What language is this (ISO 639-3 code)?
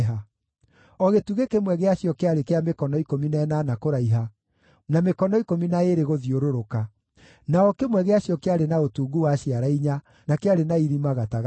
kik